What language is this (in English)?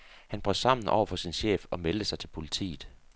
Danish